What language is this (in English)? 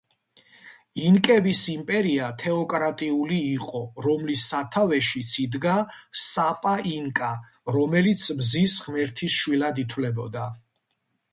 Georgian